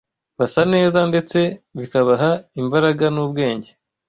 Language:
Kinyarwanda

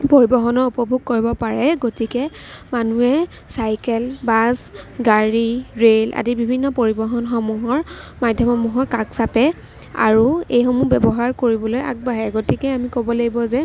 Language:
Assamese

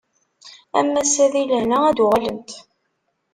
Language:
Kabyle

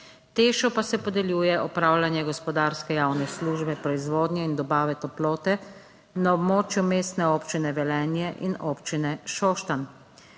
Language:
Slovenian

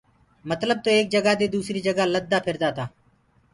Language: Gurgula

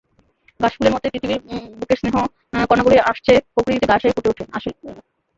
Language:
Bangla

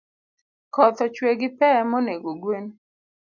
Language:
Luo (Kenya and Tanzania)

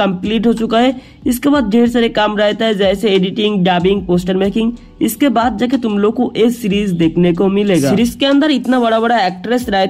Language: Hindi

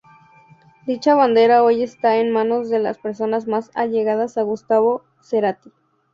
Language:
Spanish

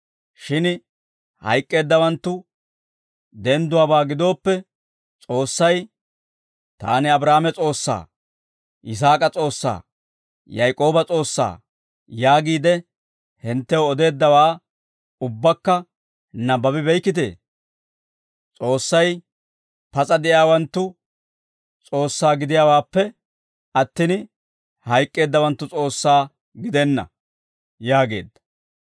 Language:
Dawro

